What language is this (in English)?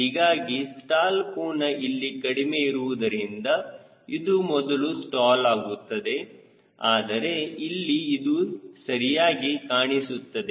Kannada